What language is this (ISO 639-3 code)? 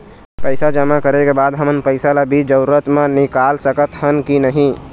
hne